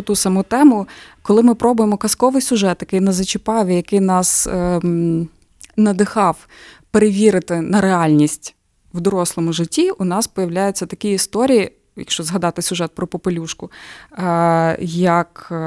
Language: Ukrainian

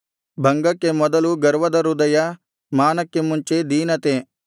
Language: Kannada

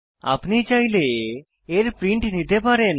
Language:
Bangla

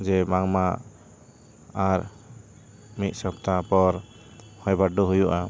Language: Santali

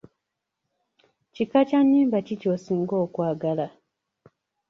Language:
Ganda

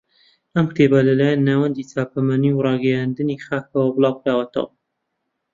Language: Central Kurdish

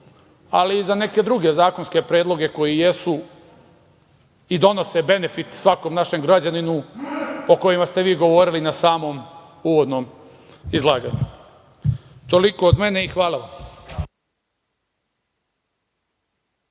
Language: Serbian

